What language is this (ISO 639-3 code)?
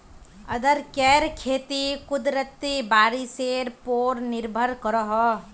mag